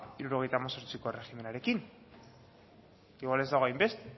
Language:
Basque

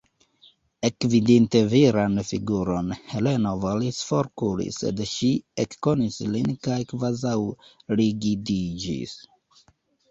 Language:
Esperanto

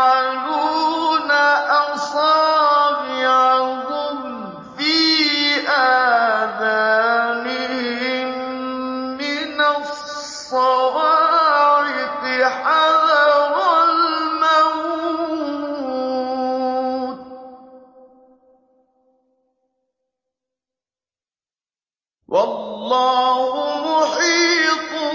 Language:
Arabic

